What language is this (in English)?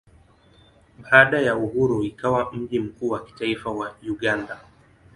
Swahili